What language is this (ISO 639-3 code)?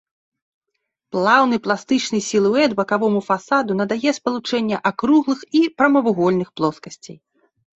bel